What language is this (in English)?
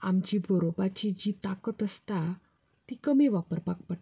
Konkani